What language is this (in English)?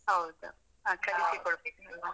Kannada